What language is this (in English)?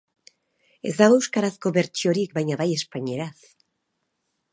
Basque